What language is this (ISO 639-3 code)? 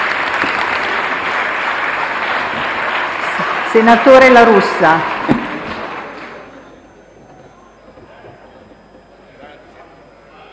ita